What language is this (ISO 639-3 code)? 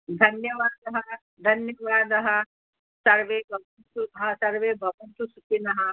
san